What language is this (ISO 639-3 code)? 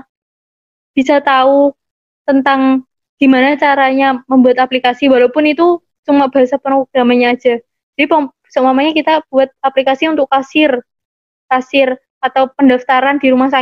ind